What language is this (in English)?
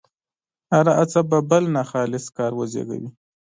Pashto